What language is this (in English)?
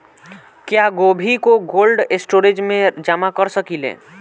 Bhojpuri